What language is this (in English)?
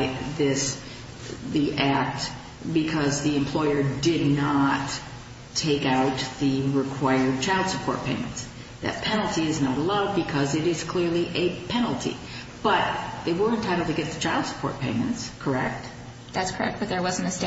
English